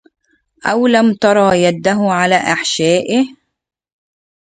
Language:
Arabic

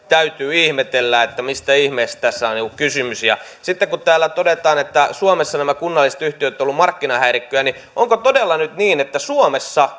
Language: Finnish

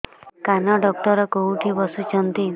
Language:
Odia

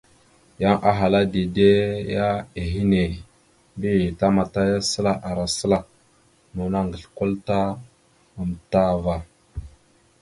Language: Mada (Cameroon)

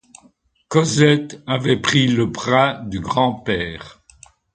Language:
French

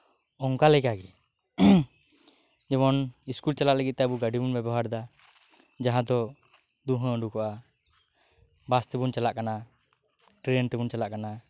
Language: Santali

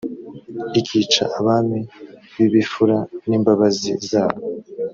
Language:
Kinyarwanda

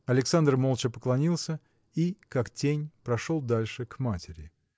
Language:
Russian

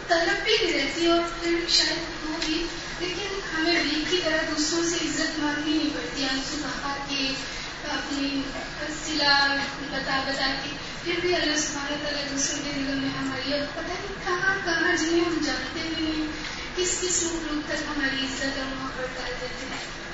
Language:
Urdu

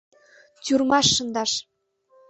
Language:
Mari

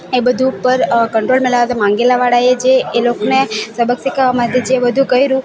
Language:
Gujarati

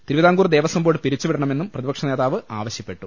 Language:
Malayalam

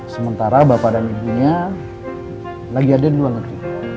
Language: Indonesian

